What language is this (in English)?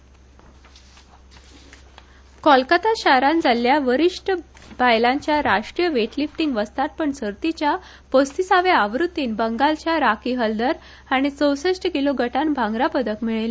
Konkani